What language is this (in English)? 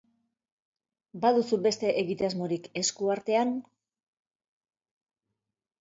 Basque